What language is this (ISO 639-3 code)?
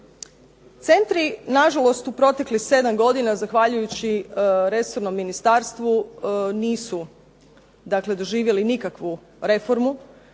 hrv